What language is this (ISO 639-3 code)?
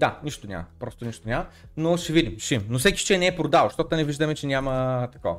bul